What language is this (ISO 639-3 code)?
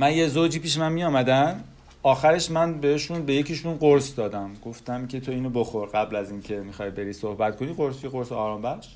fas